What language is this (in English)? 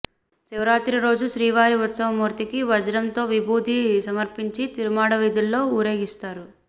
Telugu